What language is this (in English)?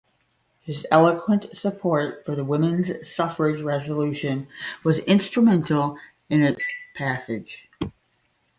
English